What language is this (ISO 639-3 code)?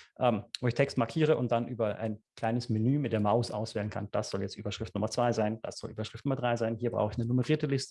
deu